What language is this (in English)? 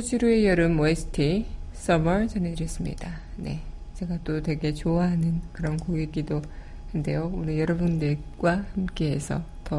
Korean